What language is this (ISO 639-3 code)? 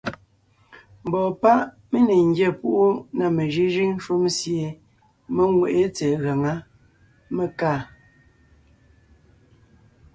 nnh